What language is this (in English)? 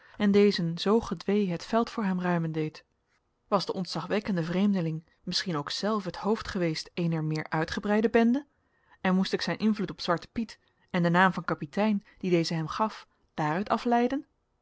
Dutch